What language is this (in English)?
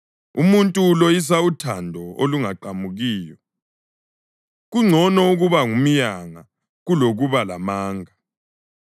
North Ndebele